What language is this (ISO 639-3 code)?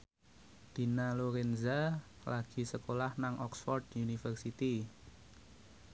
jav